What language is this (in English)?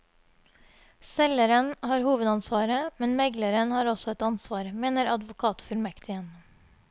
Norwegian